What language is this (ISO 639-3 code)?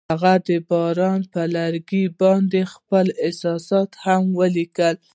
pus